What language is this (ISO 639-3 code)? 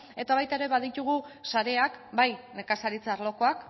eus